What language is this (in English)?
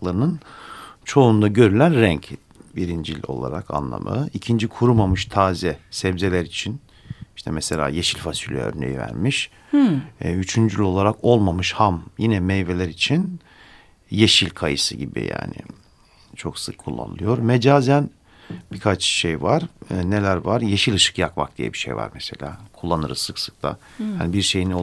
Turkish